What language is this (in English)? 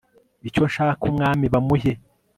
Kinyarwanda